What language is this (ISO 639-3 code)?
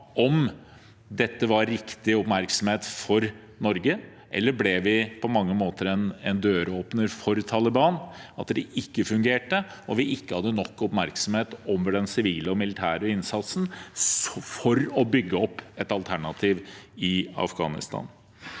nor